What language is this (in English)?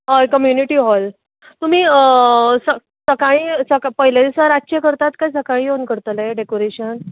Konkani